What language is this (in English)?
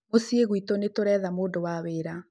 Kikuyu